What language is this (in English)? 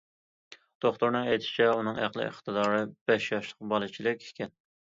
Uyghur